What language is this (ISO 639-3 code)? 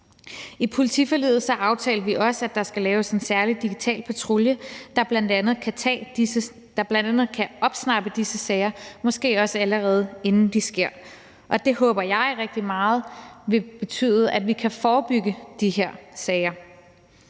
dan